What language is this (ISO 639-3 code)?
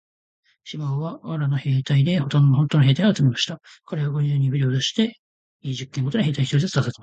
jpn